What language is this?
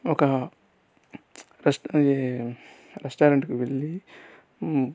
Telugu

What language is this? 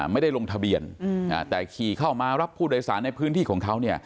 Thai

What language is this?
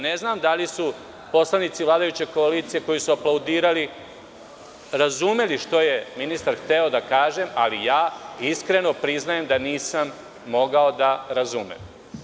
Serbian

